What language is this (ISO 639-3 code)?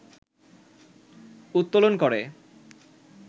ben